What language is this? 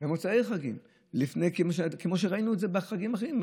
Hebrew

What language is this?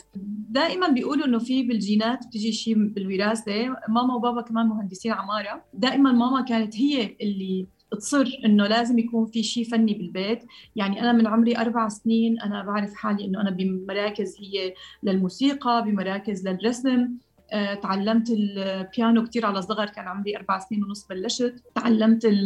Arabic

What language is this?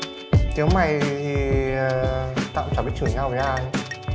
Vietnamese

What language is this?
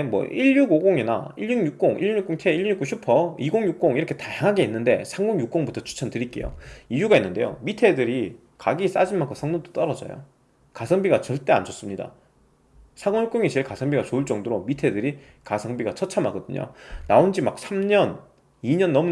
Korean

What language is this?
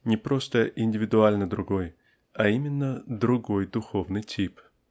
Russian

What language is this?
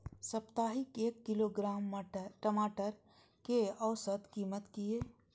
Maithili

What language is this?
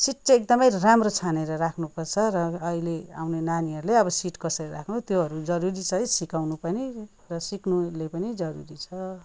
Nepali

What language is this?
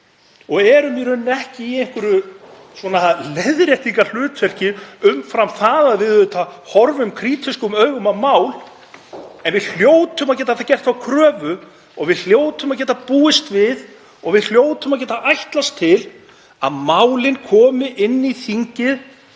Icelandic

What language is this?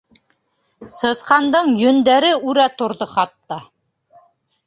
Bashkir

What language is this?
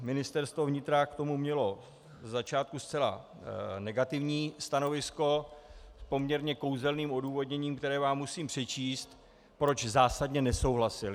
Czech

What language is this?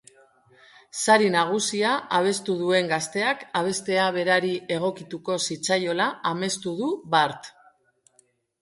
Basque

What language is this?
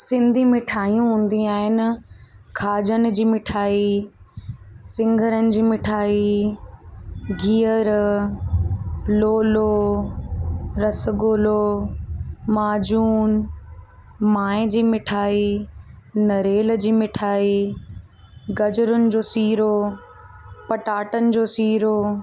Sindhi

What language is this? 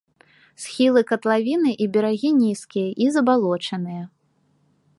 Belarusian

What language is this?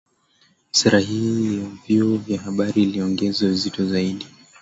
Swahili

